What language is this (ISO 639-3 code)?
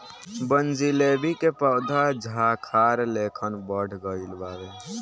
bho